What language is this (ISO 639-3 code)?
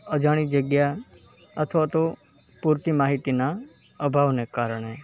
guj